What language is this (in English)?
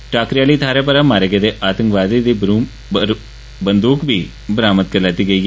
Dogri